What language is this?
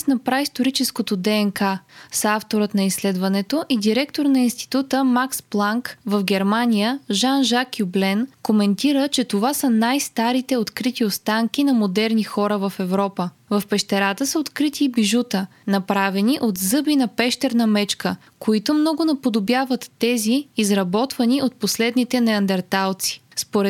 Bulgarian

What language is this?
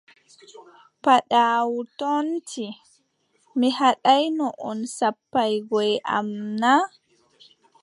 Adamawa Fulfulde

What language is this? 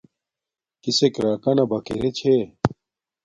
Domaaki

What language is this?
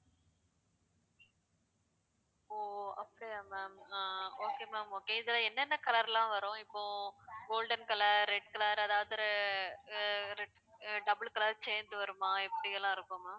Tamil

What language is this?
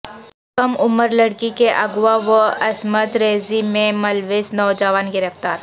Urdu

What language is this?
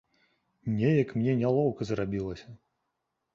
Belarusian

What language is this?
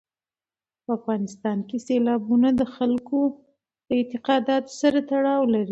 Pashto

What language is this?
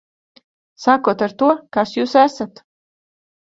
Latvian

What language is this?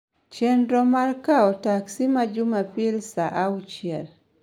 Luo (Kenya and Tanzania)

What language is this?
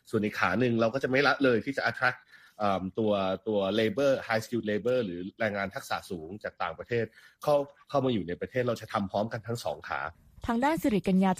Thai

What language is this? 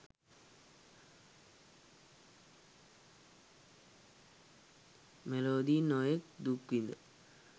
Sinhala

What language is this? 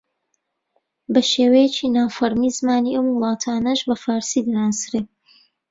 Central Kurdish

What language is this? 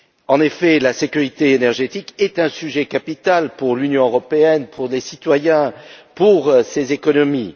French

